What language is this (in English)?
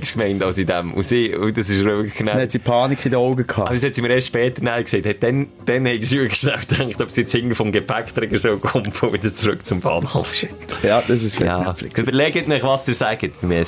German